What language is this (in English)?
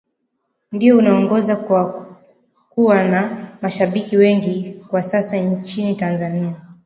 Swahili